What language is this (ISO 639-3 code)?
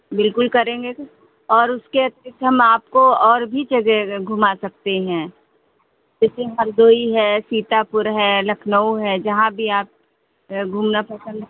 hin